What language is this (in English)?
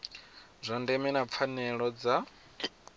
Venda